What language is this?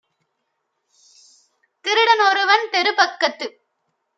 Tamil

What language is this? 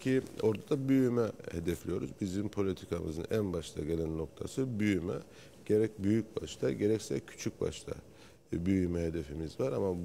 Turkish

